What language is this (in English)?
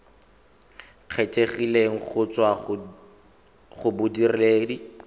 Tswana